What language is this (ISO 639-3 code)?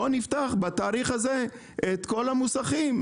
heb